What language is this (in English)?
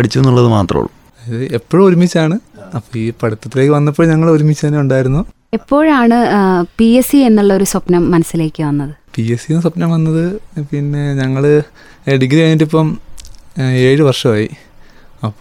Malayalam